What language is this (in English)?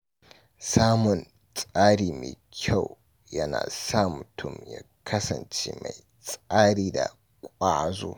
Hausa